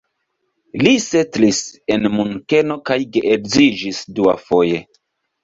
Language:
Esperanto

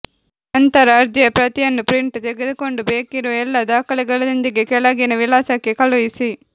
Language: Kannada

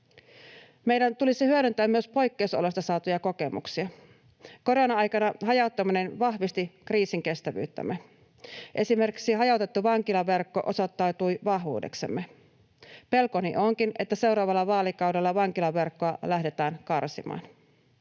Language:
Finnish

